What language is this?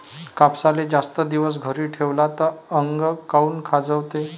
Marathi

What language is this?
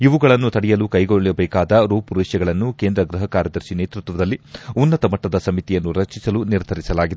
Kannada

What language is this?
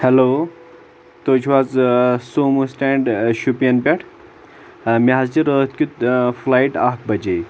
Kashmiri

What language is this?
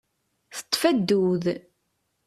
Kabyle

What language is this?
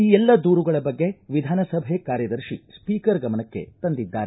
Kannada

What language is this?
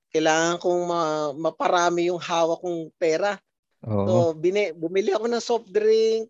Filipino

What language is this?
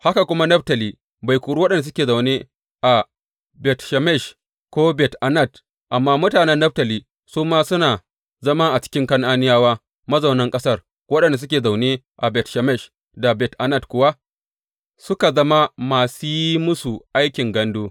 Hausa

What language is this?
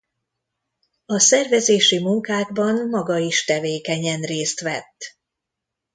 Hungarian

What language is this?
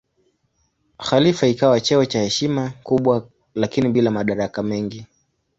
Swahili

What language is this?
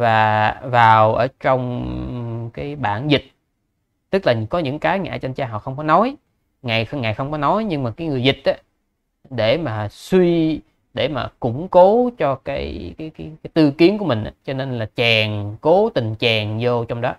Vietnamese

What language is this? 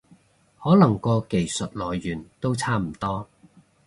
Cantonese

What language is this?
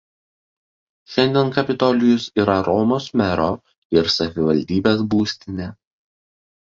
Lithuanian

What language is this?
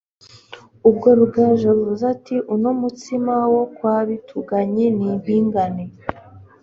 Kinyarwanda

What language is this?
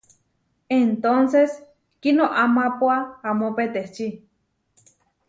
Huarijio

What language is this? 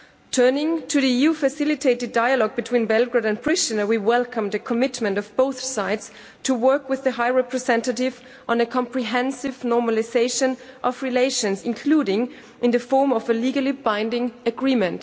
English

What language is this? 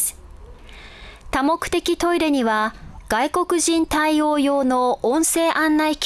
Japanese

